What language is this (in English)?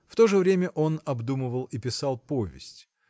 Russian